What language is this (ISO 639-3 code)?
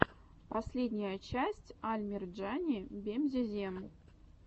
rus